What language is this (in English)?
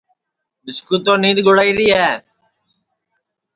Sansi